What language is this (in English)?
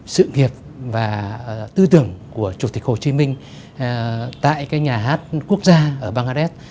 Vietnamese